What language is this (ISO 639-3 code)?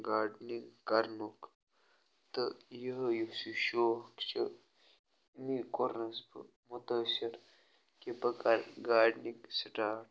kas